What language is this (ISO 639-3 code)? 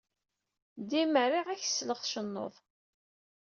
kab